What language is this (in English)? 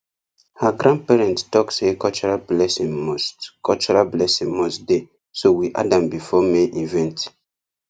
Nigerian Pidgin